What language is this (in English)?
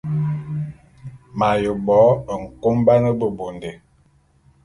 Bulu